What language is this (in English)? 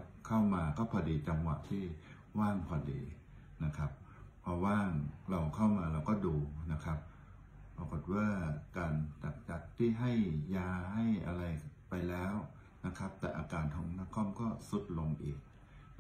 Thai